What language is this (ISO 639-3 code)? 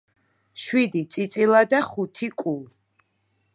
kat